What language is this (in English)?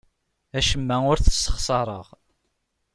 Kabyle